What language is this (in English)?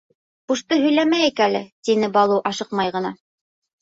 Bashkir